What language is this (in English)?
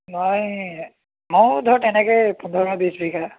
Assamese